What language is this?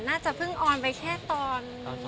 Thai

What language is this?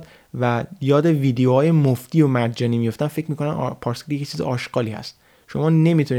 Persian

